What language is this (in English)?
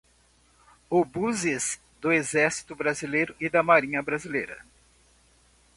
Portuguese